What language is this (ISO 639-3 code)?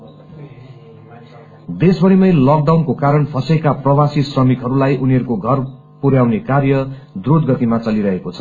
nep